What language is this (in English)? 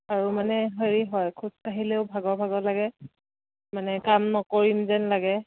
Assamese